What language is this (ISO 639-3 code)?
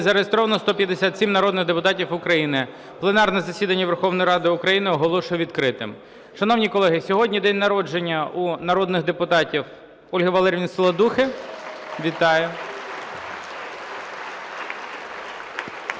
ukr